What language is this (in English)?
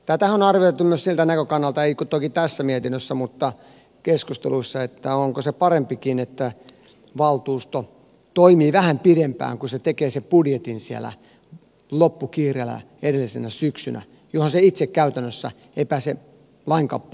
Finnish